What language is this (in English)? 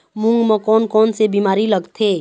Chhattisgarhi